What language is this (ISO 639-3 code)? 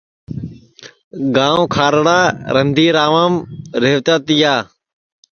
ssi